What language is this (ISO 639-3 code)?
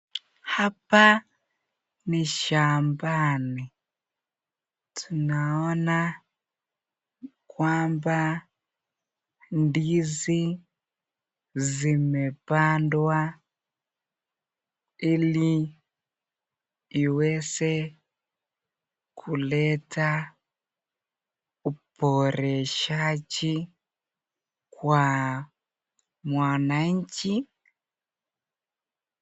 swa